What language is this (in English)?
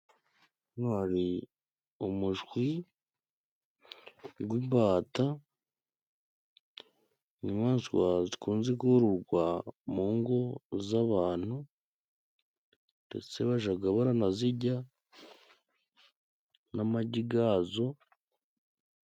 Kinyarwanda